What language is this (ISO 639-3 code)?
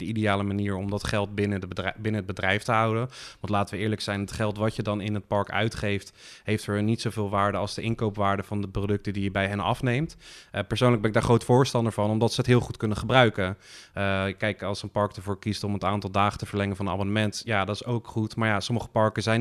nld